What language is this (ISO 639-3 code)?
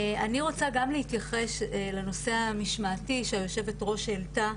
heb